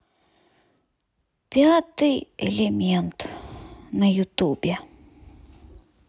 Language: Russian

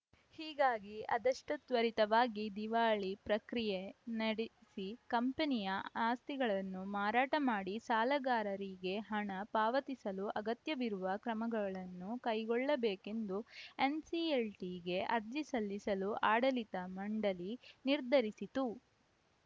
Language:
Kannada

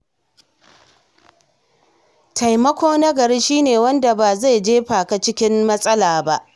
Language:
Hausa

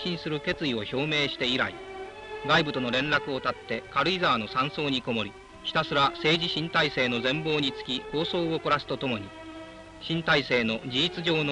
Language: Japanese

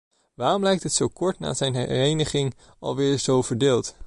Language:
Dutch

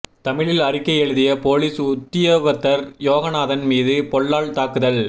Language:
Tamil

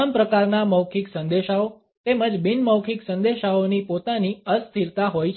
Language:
Gujarati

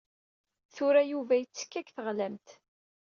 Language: Kabyle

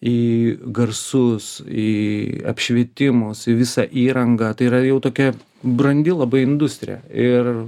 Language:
Lithuanian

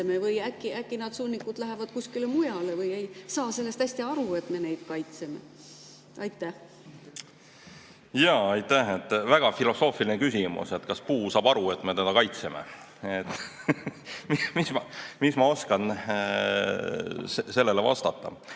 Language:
Estonian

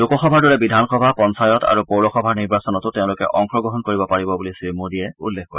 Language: Assamese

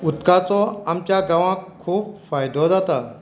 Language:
Konkani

